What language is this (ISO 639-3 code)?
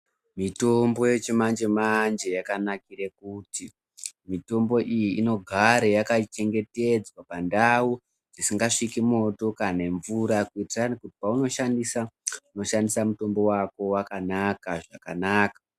ndc